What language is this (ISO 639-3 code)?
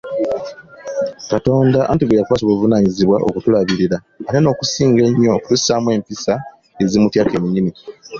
lug